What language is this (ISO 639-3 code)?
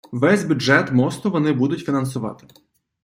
ukr